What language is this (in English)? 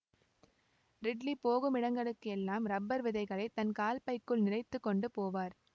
Tamil